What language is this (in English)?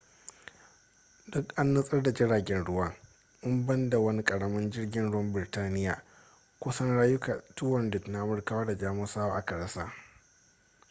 Hausa